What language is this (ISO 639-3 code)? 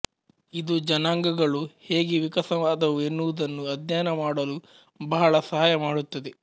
kan